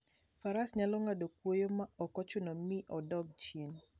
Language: Luo (Kenya and Tanzania)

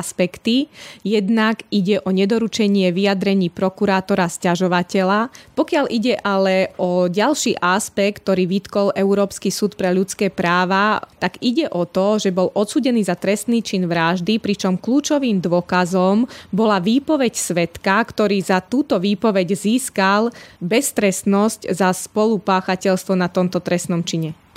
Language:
Slovak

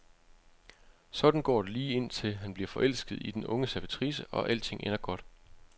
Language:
Danish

